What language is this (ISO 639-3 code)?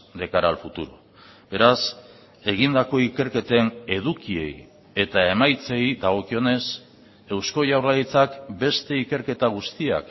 eus